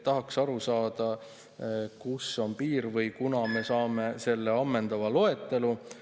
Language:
Estonian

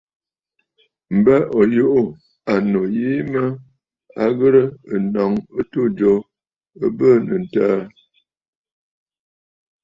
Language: Bafut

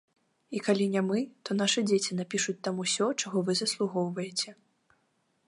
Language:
Belarusian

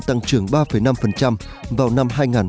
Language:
Vietnamese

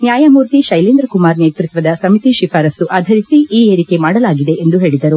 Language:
Kannada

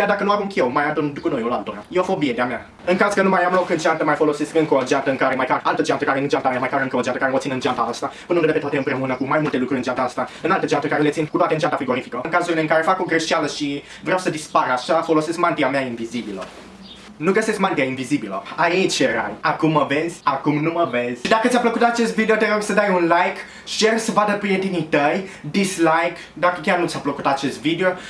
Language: Romanian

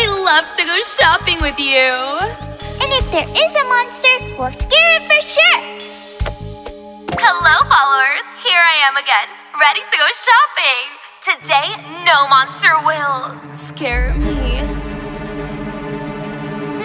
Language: English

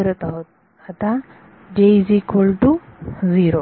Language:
Marathi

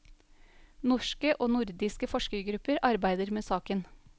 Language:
Norwegian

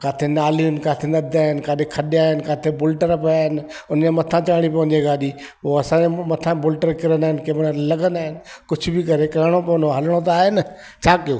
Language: Sindhi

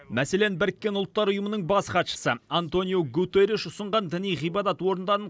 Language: Kazakh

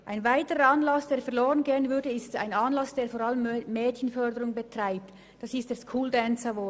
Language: Swiss German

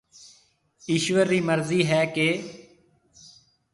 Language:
Marwari (Pakistan)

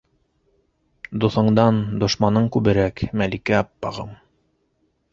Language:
Bashkir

